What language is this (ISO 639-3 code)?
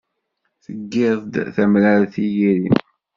kab